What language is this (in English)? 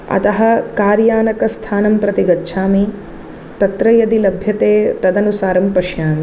Sanskrit